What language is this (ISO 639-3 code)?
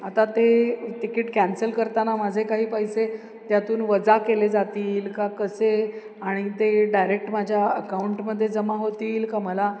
mar